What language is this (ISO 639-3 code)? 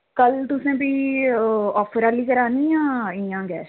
doi